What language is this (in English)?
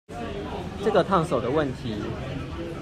Chinese